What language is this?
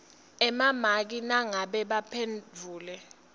Swati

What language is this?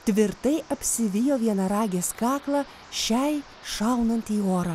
Lithuanian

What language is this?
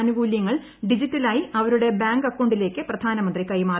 Malayalam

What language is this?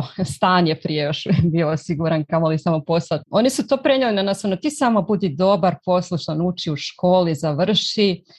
Croatian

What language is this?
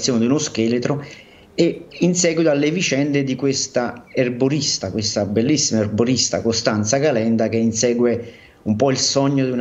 Italian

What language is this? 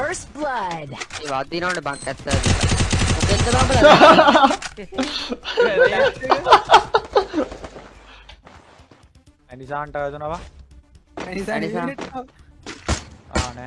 English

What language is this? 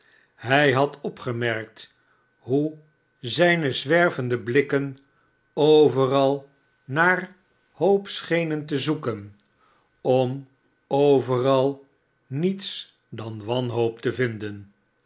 Dutch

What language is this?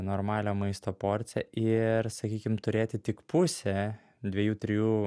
Lithuanian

